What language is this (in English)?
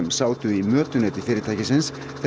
Icelandic